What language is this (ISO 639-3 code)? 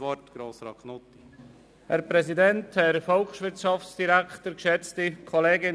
gsw